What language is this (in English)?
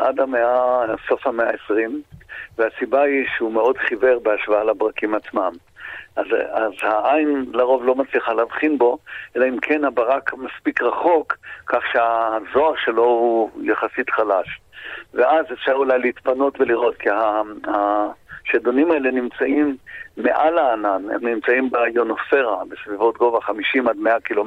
Hebrew